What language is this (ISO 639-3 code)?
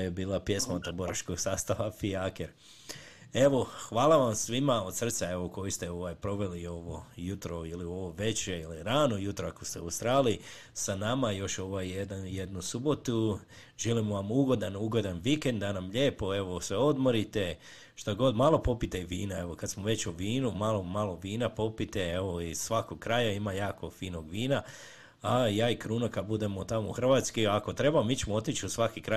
hrv